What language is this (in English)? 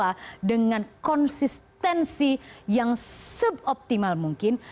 Indonesian